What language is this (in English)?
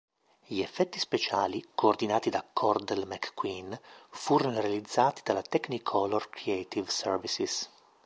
Italian